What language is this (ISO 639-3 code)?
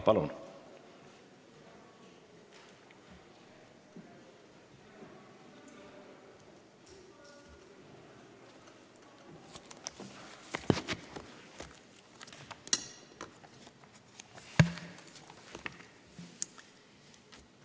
est